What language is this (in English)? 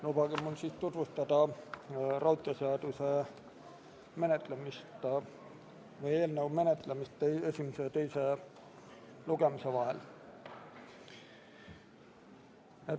Estonian